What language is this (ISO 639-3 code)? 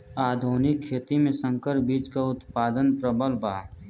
bho